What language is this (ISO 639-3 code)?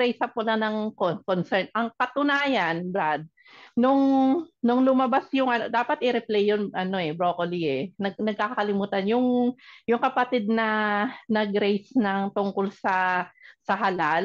fil